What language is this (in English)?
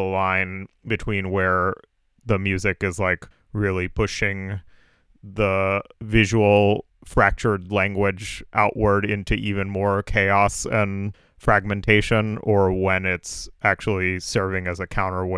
English